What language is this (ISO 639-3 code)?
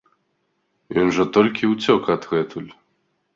bel